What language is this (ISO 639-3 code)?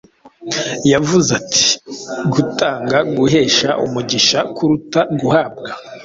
kin